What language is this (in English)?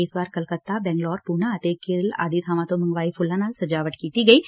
Punjabi